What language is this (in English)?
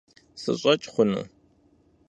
Kabardian